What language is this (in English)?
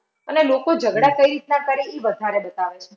Gujarati